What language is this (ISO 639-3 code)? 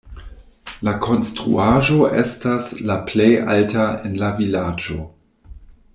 epo